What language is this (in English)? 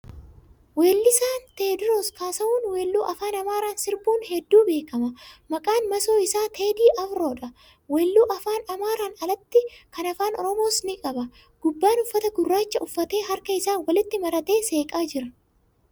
Oromo